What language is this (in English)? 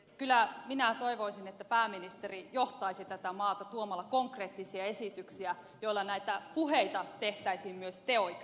Finnish